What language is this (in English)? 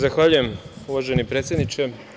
Serbian